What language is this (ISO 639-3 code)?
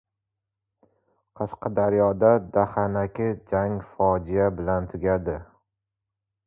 uzb